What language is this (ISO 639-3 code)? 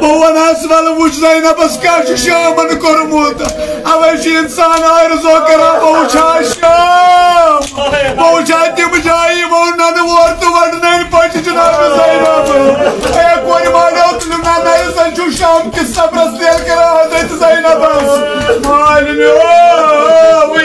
ara